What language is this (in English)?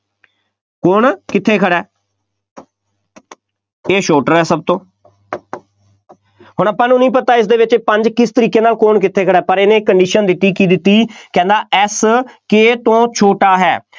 Punjabi